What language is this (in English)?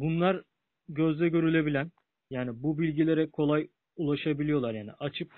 Turkish